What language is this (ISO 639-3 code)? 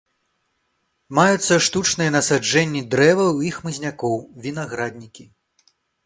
bel